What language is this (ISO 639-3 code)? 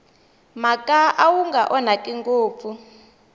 tso